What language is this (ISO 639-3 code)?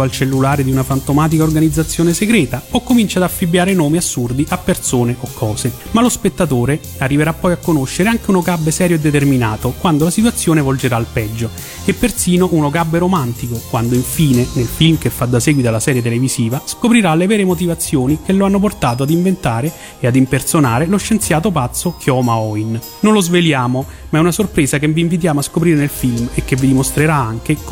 ita